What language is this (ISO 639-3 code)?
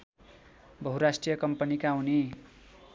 nep